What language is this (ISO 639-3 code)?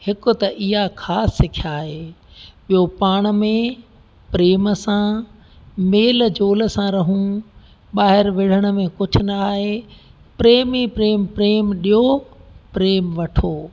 snd